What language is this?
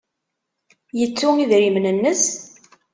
Kabyle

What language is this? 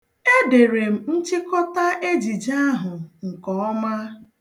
Igbo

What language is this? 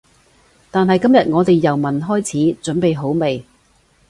Cantonese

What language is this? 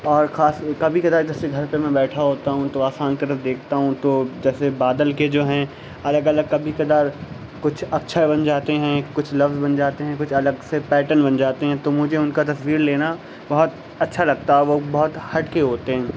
Urdu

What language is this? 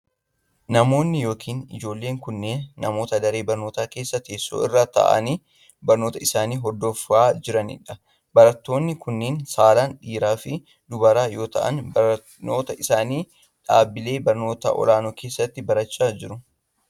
Oromo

